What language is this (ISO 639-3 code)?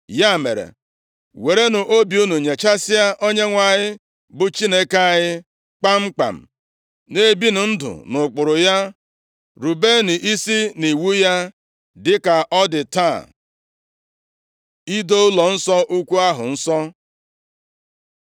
ibo